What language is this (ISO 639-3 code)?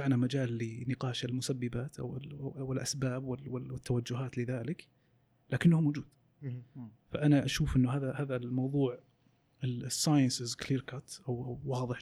ara